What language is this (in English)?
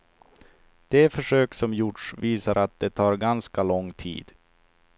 Swedish